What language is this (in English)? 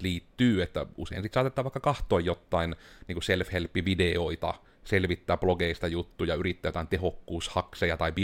Finnish